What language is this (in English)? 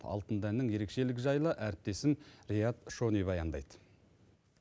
Kazakh